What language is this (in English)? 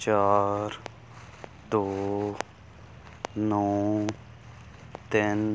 Punjabi